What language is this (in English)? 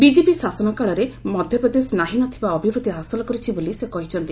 Odia